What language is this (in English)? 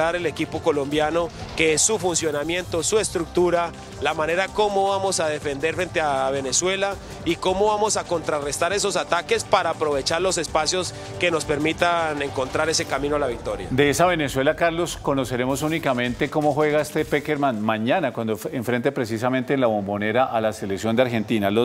Spanish